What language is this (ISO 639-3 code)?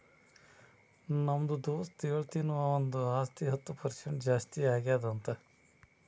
kan